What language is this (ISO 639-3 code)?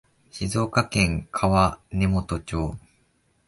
jpn